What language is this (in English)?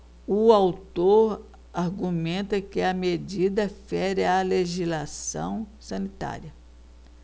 Portuguese